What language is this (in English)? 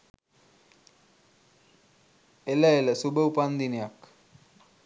Sinhala